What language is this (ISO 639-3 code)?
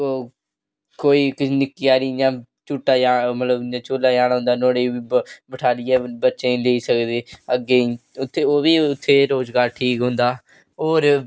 doi